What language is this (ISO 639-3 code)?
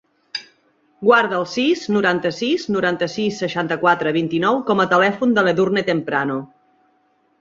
cat